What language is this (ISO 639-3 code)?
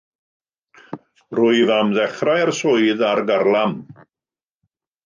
cym